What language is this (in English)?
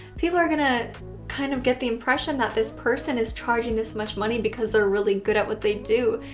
English